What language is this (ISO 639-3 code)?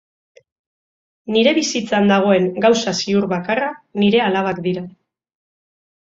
eus